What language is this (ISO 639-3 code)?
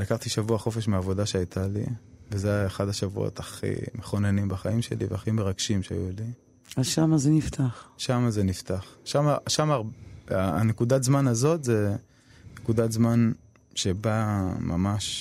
heb